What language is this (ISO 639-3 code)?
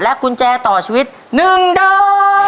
tha